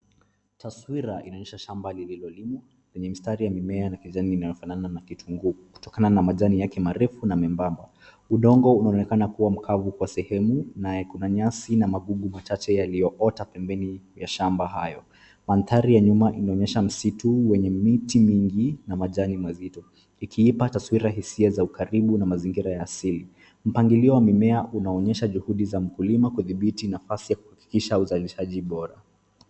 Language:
Swahili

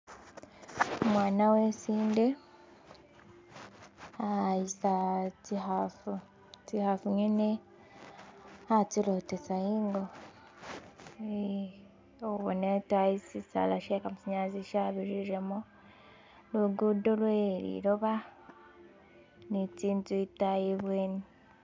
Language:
Masaaba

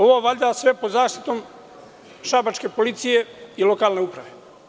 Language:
Serbian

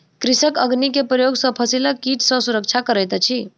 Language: Maithili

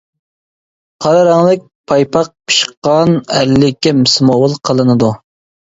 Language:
Uyghur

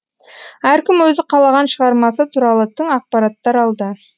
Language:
Kazakh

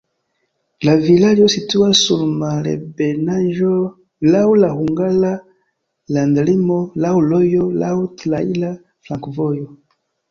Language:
Esperanto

